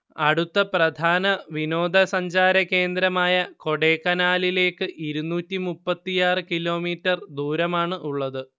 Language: Malayalam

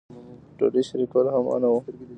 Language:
Pashto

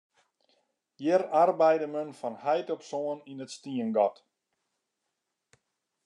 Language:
Western Frisian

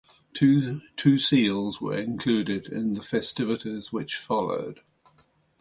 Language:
English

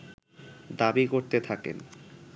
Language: Bangla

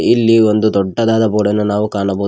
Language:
Kannada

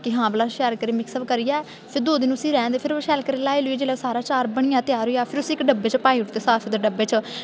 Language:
Dogri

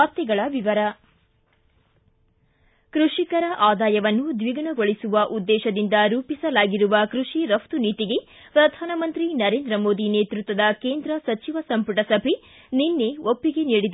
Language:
Kannada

